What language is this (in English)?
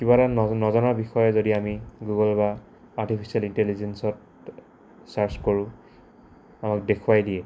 Assamese